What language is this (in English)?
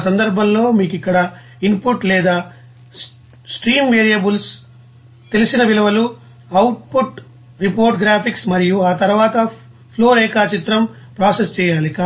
Telugu